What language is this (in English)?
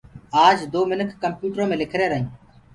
Gurgula